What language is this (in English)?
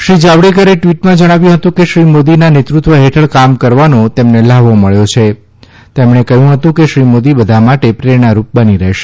Gujarati